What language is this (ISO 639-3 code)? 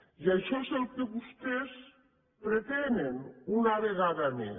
cat